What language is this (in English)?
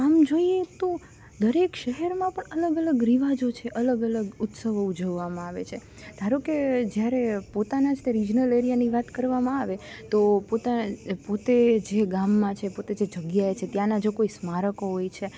Gujarati